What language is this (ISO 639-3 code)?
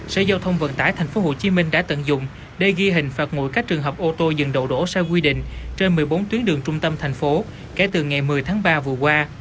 vie